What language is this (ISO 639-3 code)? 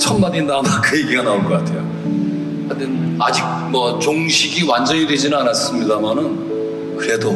kor